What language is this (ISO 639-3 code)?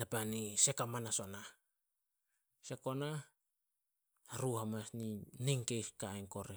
sol